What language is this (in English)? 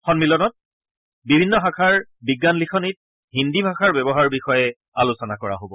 Assamese